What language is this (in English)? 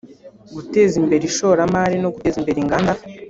Kinyarwanda